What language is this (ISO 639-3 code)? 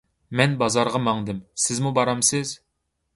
uig